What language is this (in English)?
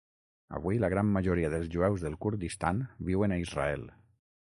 Catalan